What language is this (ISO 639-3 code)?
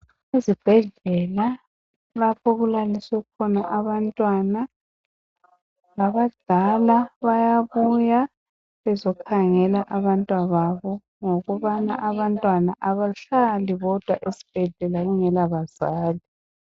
nde